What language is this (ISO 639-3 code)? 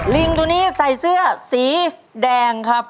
tha